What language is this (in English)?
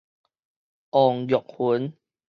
Min Nan Chinese